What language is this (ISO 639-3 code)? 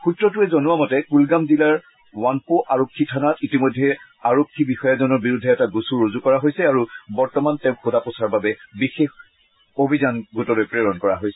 asm